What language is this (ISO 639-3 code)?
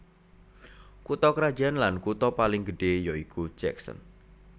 jav